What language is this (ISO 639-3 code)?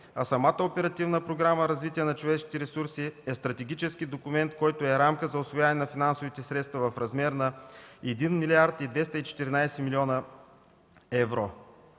bul